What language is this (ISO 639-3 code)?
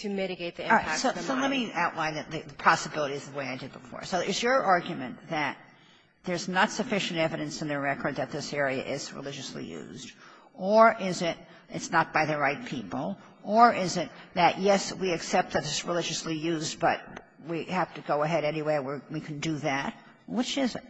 eng